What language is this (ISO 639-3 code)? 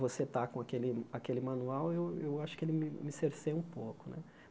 por